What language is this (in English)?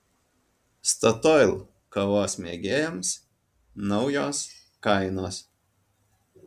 Lithuanian